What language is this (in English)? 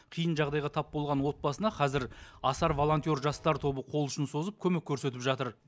Kazakh